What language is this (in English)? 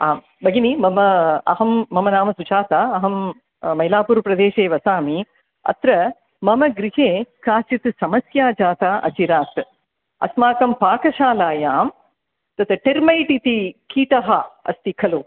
Sanskrit